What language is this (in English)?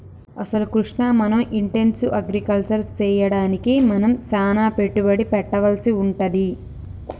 Telugu